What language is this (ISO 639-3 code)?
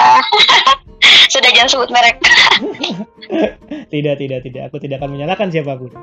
ind